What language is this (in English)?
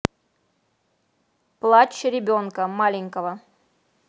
Russian